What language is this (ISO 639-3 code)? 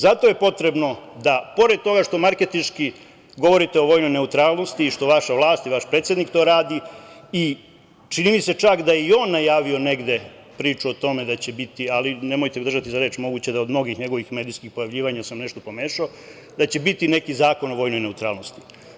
srp